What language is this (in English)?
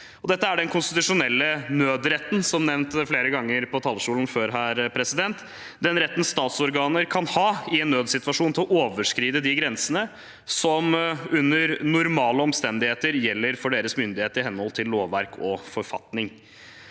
Norwegian